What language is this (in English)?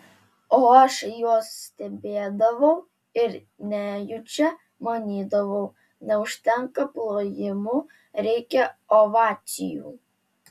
Lithuanian